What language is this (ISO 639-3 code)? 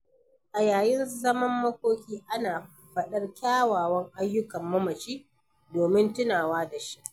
hau